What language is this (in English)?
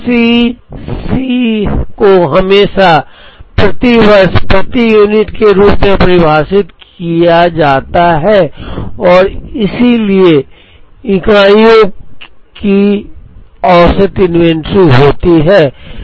Hindi